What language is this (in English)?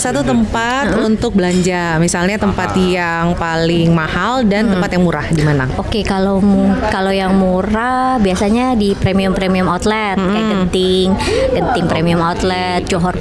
Indonesian